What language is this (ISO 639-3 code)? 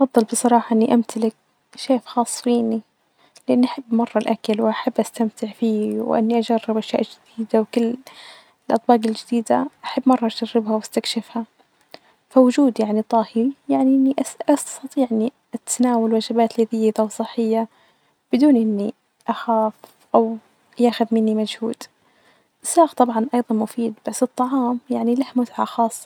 ars